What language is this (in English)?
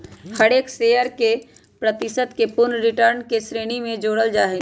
Magahi